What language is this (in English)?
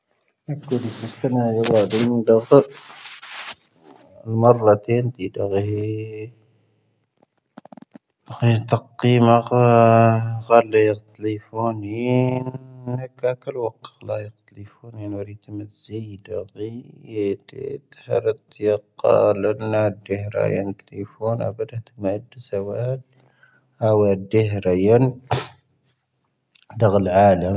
Tahaggart Tamahaq